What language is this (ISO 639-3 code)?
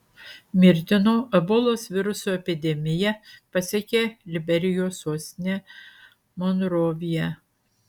lit